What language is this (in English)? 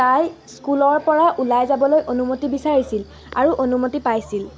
Assamese